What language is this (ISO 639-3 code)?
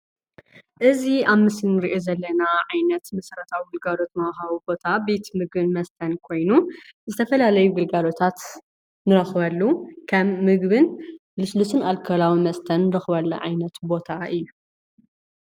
tir